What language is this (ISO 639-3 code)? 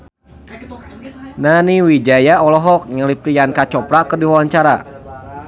sun